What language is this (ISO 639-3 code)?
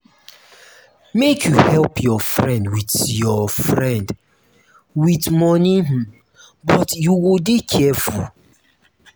pcm